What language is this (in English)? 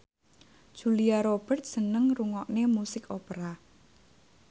Javanese